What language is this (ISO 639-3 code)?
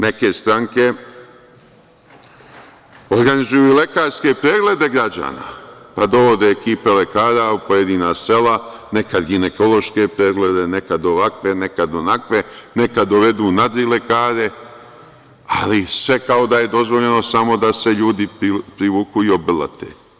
srp